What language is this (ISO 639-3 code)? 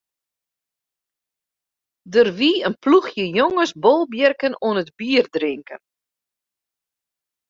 fry